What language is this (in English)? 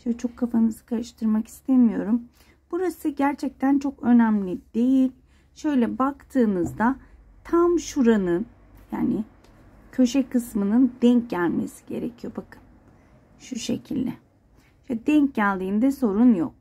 Turkish